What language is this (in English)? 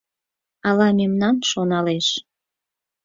Mari